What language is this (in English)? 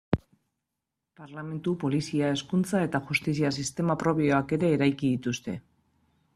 Basque